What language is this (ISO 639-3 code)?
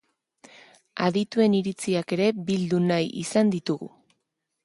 eus